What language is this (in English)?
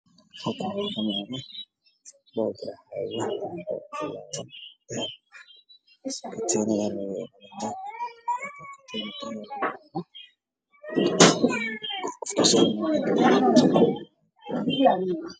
Somali